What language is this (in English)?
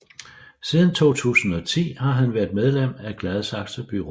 Danish